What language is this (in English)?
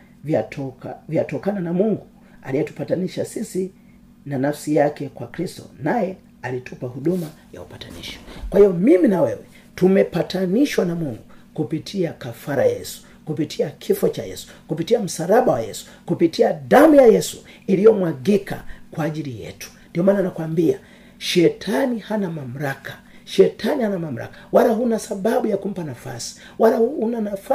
Swahili